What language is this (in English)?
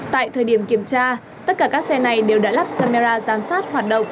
Vietnamese